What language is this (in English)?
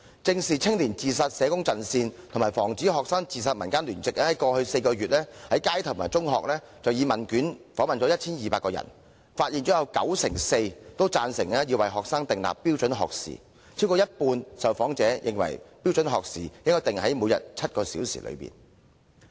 Cantonese